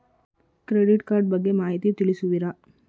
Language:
Kannada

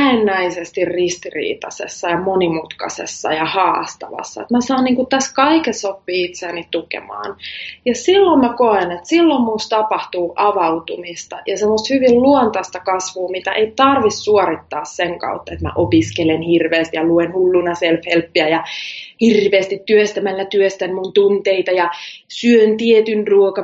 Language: Finnish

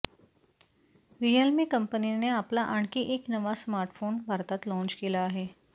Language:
Marathi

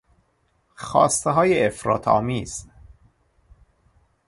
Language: Persian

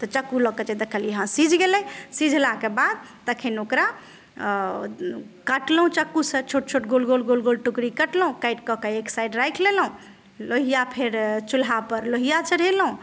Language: Maithili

